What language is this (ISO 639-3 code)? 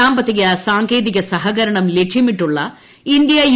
mal